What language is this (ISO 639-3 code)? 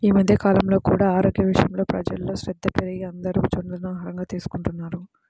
tel